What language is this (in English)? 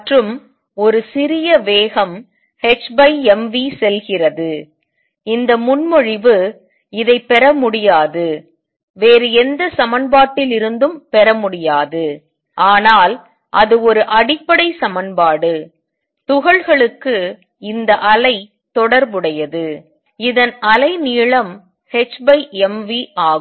Tamil